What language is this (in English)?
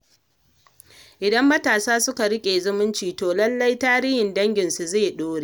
Hausa